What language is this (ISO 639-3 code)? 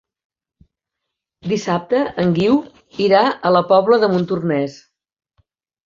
cat